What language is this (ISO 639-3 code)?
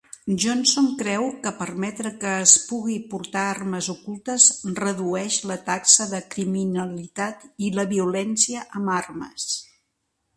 cat